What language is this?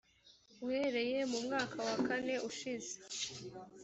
Kinyarwanda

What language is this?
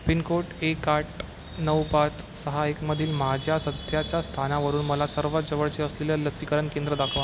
Marathi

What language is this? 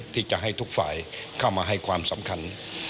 Thai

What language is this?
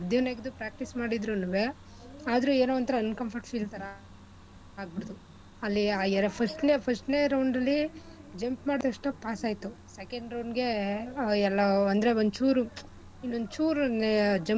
Kannada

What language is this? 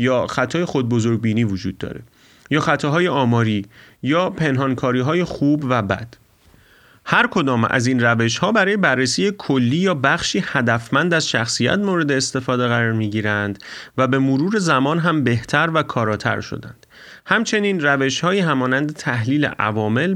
Persian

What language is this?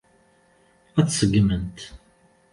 Kabyle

